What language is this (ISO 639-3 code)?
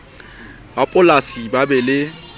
sot